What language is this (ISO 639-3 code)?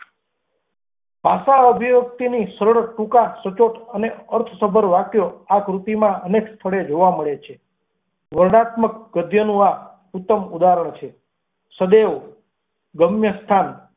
guj